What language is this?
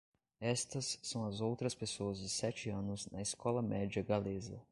Portuguese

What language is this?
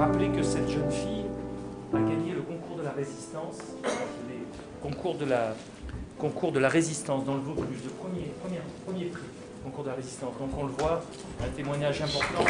French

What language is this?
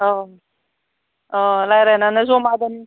Bodo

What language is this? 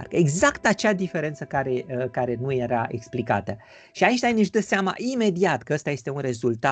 Romanian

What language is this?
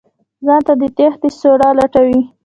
Pashto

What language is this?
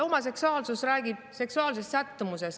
Estonian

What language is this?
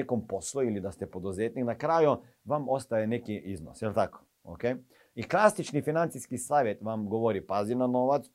Croatian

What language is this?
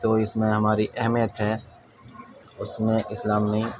Urdu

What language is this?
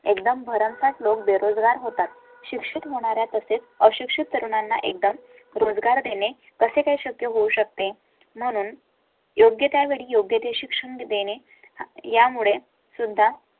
Marathi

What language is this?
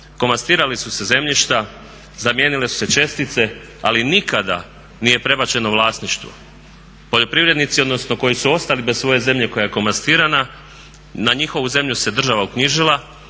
Croatian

